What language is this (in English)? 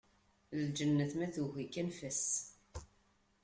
Kabyle